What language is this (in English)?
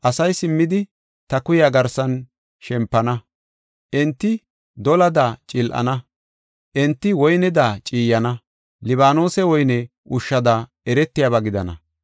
Gofa